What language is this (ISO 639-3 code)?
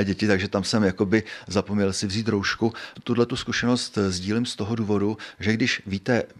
ces